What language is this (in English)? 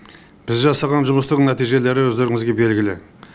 Kazakh